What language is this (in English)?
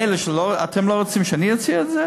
Hebrew